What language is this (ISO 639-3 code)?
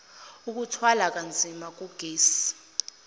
zul